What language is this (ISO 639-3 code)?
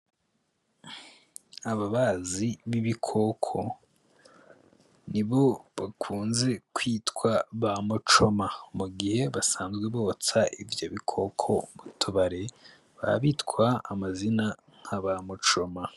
run